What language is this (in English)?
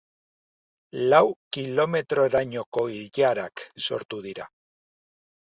Basque